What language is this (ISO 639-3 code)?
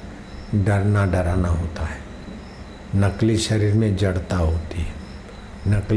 hin